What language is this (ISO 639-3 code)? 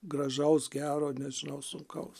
lit